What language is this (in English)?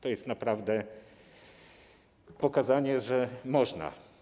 Polish